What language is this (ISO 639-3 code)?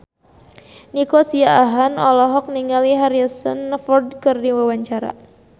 sun